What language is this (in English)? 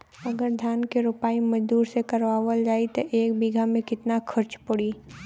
Bhojpuri